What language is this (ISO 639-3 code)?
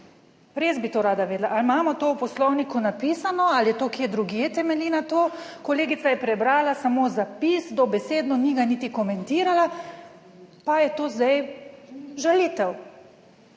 slv